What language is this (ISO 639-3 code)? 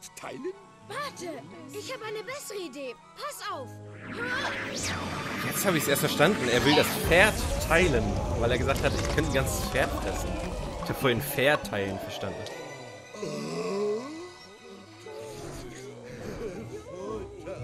deu